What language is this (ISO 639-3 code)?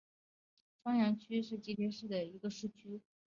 zho